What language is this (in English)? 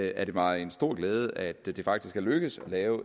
Danish